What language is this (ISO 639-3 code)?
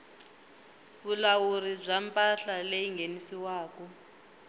tso